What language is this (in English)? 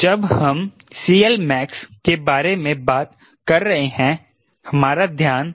Hindi